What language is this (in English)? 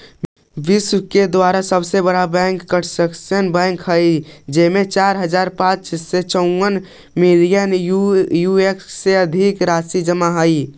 Magahi